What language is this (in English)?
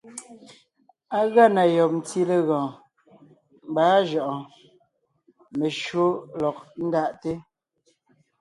Ngiemboon